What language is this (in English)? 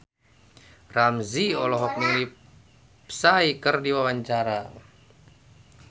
Sundanese